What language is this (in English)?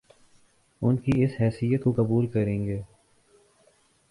Urdu